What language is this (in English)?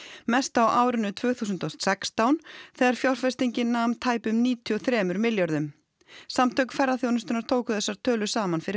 Icelandic